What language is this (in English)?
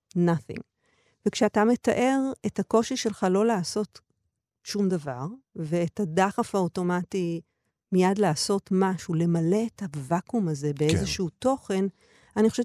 Hebrew